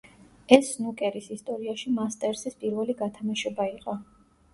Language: Georgian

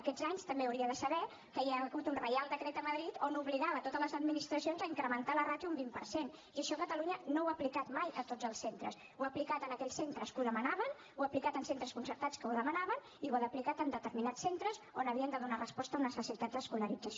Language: Catalan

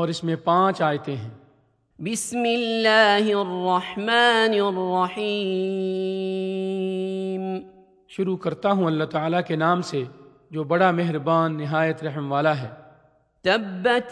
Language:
Urdu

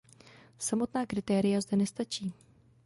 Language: Czech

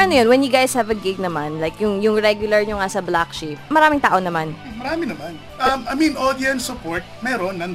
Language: Filipino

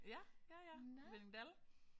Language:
Danish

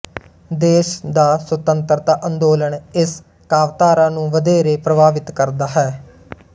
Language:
Punjabi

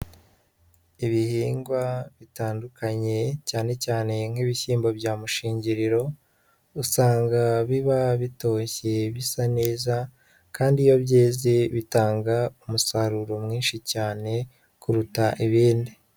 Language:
Kinyarwanda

